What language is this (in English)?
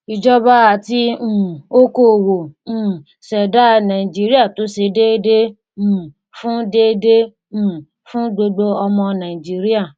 Yoruba